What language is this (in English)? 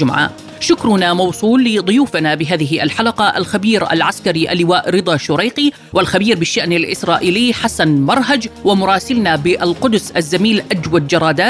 Arabic